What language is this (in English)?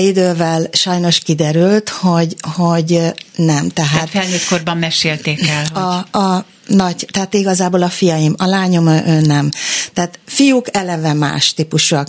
Hungarian